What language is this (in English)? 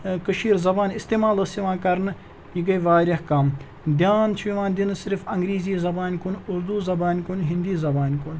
Kashmiri